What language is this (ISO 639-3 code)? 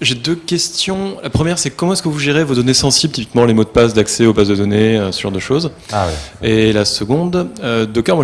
fra